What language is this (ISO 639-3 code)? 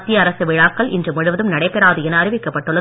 tam